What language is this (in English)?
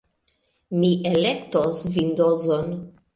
Esperanto